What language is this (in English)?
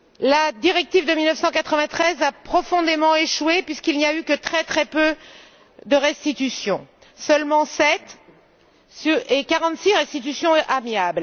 French